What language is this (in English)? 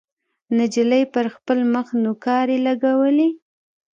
Pashto